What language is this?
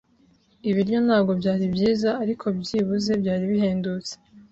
Kinyarwanda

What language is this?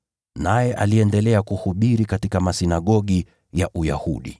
Swahili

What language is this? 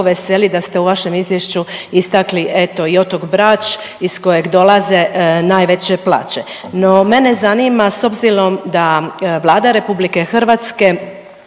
Croatian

